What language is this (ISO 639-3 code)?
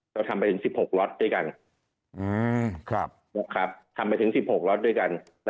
tha